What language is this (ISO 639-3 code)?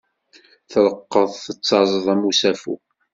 kab